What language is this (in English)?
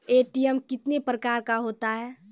Maithili